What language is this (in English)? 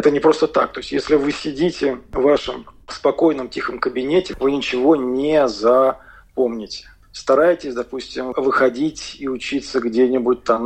Russian